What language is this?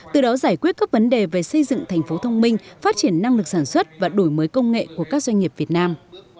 Vietnamese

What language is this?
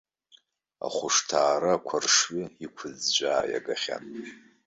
Abkhazian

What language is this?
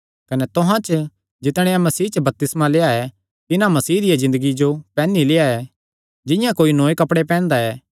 Kangri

